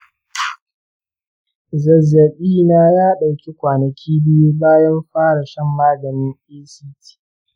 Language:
Hausa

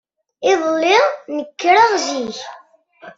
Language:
Kabyle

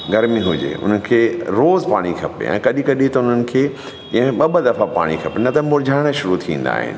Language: Sindhi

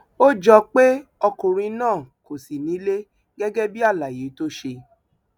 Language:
Yoruba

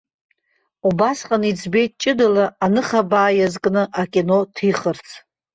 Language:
Abkhazian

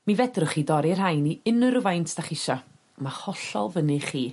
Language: Welsh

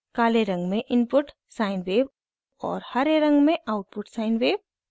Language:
Hindi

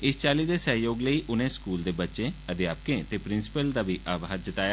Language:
Dogri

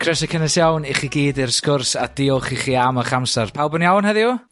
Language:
Welsh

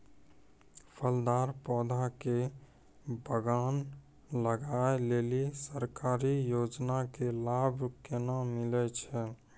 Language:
Maithili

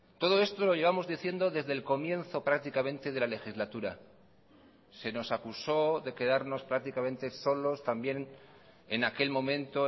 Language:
Spanish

